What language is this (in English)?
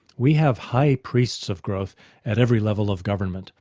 English